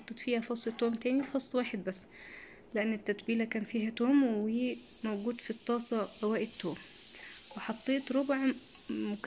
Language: Arabic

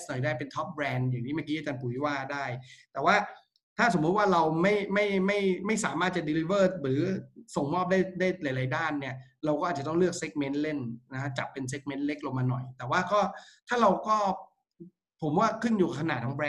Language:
Thai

